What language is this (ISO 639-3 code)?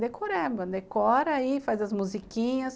por